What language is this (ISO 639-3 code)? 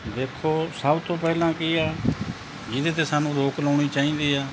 pan